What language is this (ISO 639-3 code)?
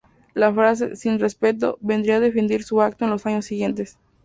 spa